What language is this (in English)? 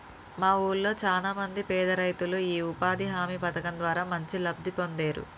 Telugu